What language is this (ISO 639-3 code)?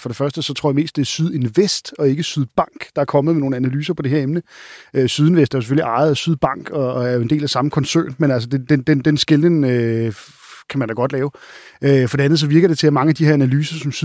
dan